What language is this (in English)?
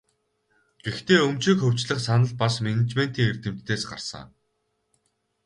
Mongolian